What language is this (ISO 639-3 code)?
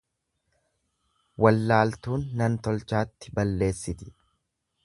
orm